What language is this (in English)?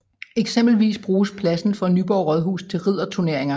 Danish